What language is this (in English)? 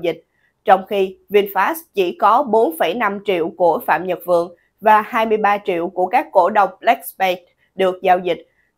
Vietnamese